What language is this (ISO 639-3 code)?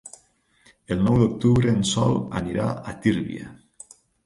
cat